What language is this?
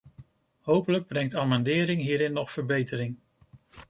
Dutch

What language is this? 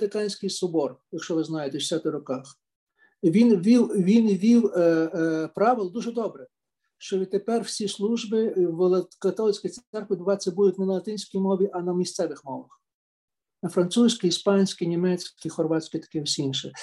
Ukrainian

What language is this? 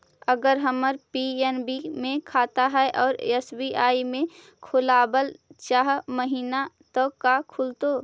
Magahi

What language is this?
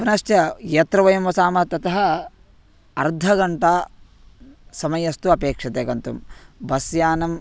Sanskrit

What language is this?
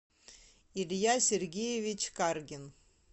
Russian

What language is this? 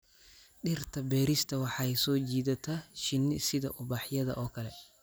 Somali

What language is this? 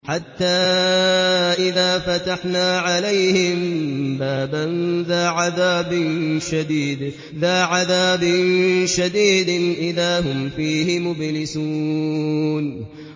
Arabic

